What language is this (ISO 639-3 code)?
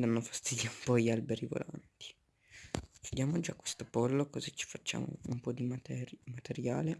ita